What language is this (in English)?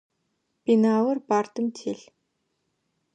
Adyghe